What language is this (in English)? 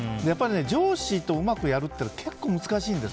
Japanese